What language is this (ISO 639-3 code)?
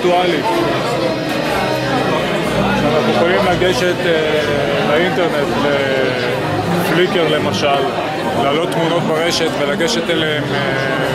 heb